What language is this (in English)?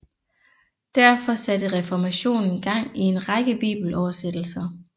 Danish